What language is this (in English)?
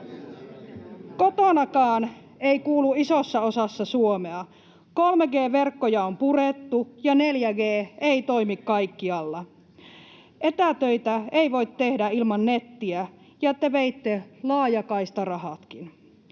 Finnish